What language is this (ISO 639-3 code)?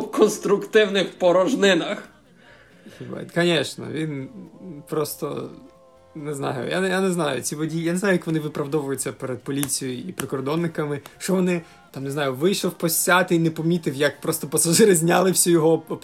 ukr